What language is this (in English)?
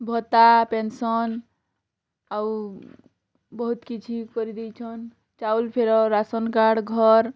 Odia